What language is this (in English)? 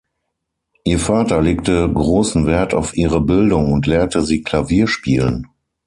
German